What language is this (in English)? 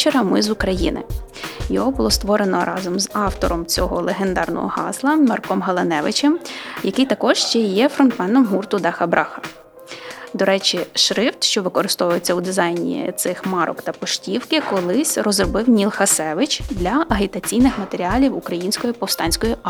Ukrainian